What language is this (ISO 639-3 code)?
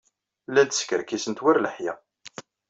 kab